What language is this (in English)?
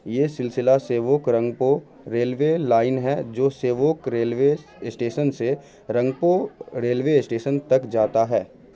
Urdu